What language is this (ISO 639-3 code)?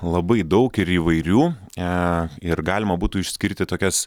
lit